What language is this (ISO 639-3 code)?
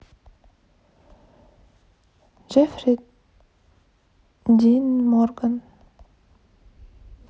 rus